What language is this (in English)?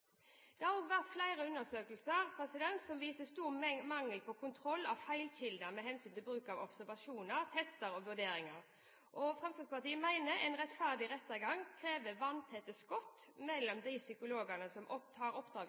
Norwegian Bokmål